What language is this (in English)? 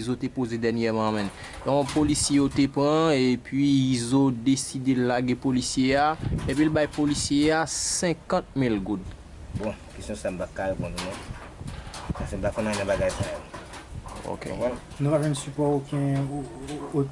French